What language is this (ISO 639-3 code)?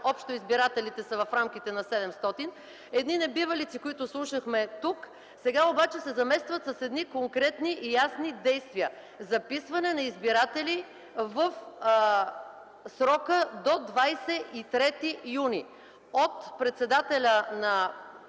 bul